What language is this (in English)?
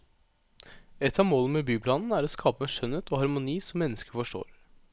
Norwegian